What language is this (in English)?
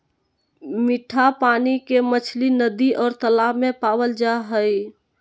Magahi